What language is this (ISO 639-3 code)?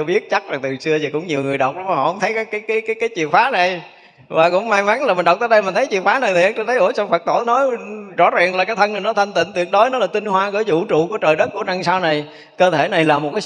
vie